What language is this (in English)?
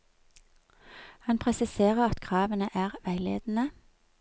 Norwegian